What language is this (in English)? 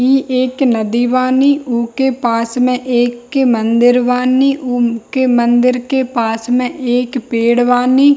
Hindi